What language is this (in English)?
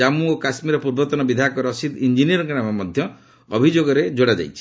Odia